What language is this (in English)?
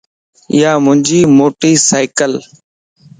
Lasi